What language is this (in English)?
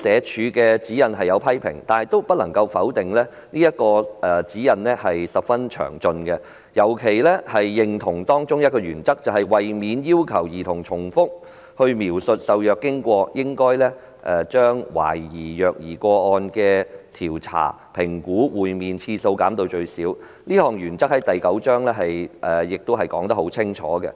Cantonese